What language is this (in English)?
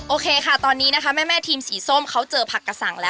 Thai